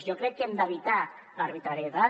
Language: Catalan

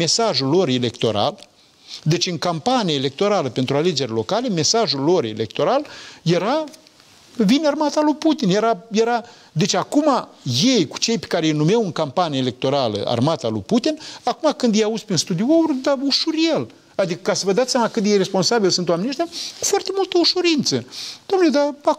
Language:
Romanian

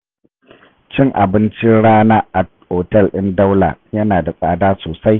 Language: Hausa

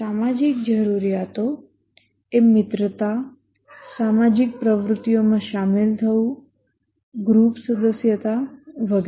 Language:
Gujarati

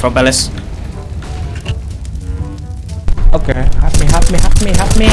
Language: Indonesian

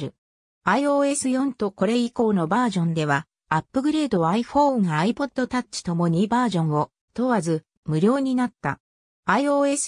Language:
Japanese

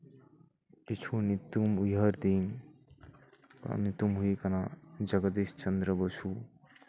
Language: Santali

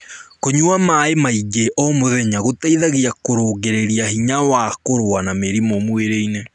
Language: Kikuyu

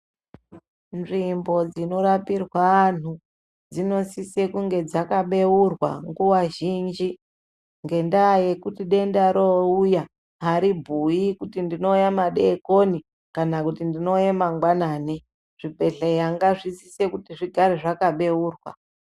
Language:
Ndau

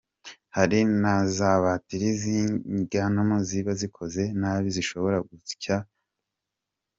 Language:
Kinyarwanda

